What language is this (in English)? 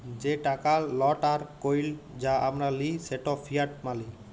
Bangla